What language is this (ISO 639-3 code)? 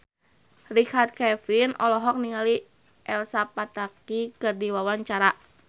sun